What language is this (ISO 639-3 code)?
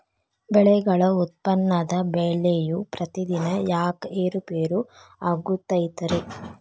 kan